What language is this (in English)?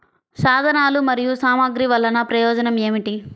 Telugu